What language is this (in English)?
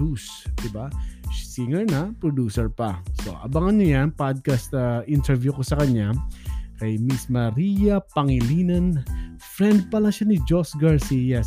Filipino